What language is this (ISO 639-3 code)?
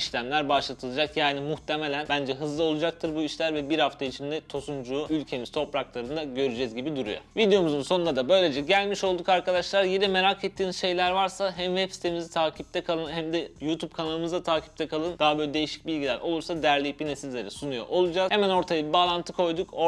tur